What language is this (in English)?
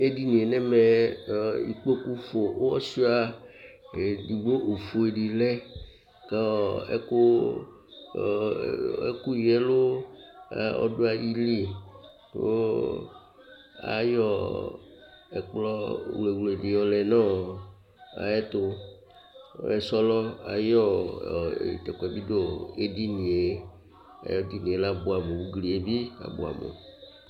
Ikposo